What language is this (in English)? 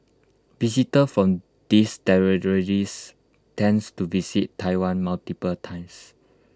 English